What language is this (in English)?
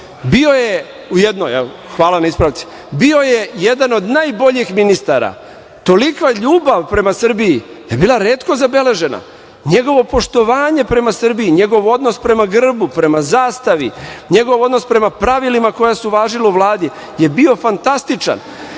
Serbian